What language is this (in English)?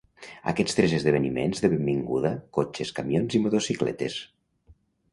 Catalan